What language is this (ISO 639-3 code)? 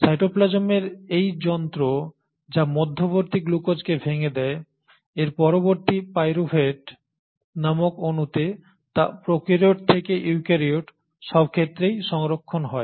ben